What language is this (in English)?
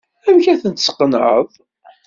Kabyle